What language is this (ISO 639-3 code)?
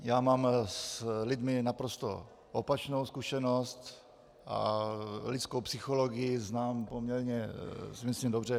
ces